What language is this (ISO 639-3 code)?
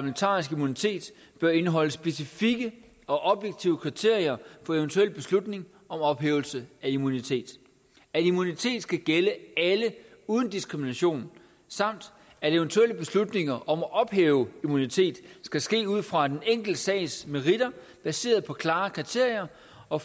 dan